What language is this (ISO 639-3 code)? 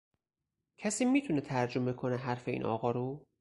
fas